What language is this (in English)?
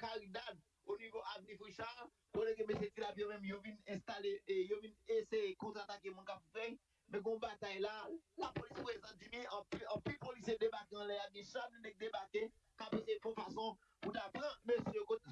French